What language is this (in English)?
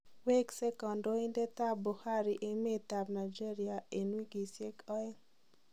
Kalenjin